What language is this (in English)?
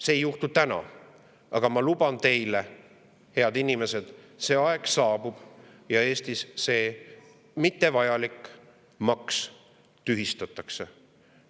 Estonian